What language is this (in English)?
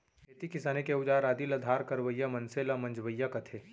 Chhattisgarhi